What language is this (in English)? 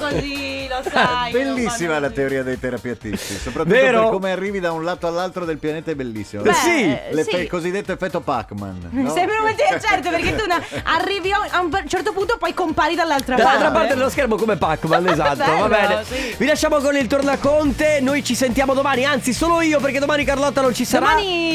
Italian